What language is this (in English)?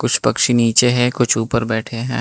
Hindi